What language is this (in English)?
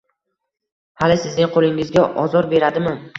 Uzbek